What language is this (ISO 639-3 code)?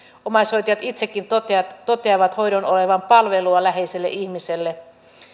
fin